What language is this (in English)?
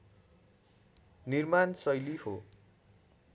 Nepali